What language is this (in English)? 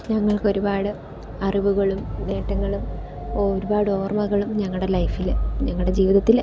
Malayalam